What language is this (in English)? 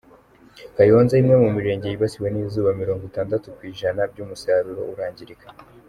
Kinyarwanda